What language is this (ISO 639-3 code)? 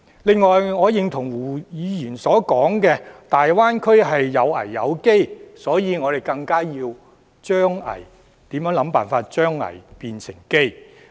yue